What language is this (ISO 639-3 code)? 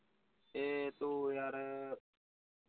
pan